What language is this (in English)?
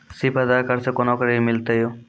Maithili